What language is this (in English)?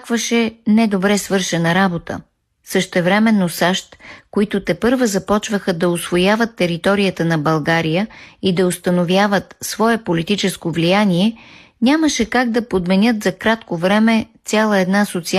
Bulgarian